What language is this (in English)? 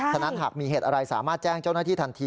Thai